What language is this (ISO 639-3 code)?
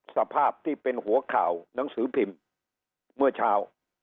tha